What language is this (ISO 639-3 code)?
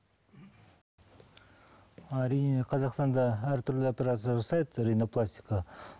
kaz